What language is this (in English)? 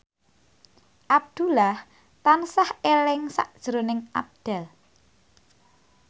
Javanese